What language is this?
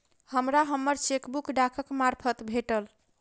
Maithili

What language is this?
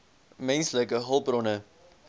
Afrikaans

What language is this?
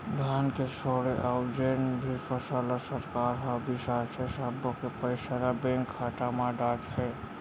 Chhattisgarhi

